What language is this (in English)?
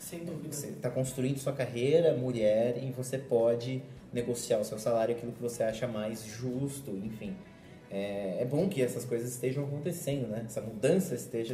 Portuguese